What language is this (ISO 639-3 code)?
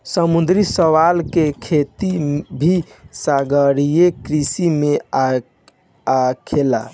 bho